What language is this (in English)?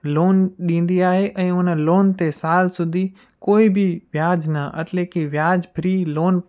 Sindhi